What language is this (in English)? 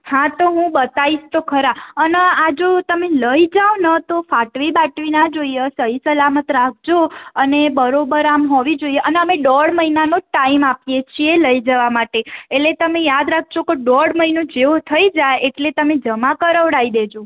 Gujarati